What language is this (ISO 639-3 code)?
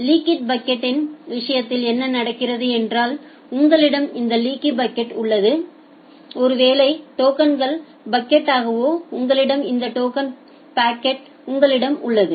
tam